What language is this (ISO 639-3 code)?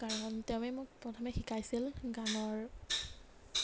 asm